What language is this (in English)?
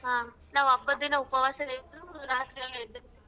Kannada